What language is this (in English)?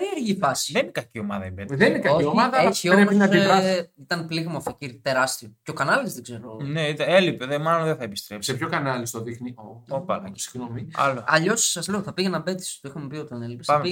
Greek